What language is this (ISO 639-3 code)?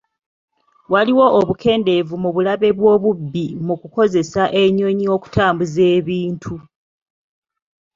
lug